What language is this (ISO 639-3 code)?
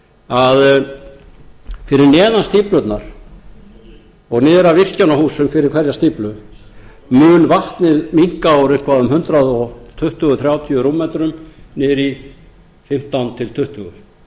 isl